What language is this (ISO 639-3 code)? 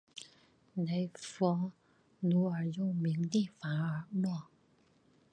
zho